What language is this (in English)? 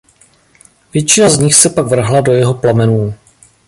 Czech